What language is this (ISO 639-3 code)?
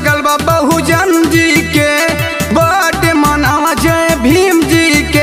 hin